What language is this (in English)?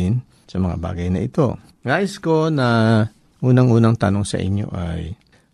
Filipino